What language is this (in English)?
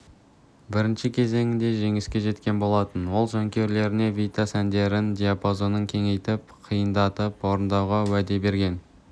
Kazakh